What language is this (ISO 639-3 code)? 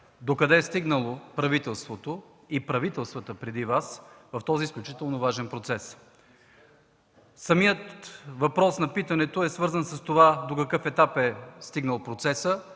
bul